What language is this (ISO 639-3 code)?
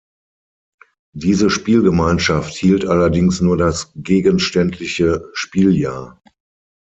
deu